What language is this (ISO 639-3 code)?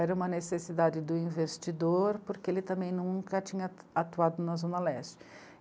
por